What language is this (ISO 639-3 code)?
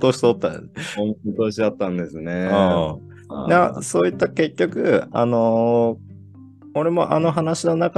jpn